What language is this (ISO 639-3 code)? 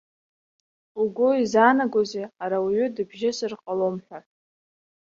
abk